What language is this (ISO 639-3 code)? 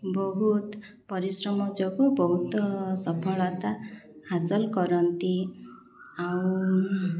ori